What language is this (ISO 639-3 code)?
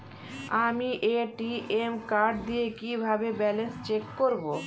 ben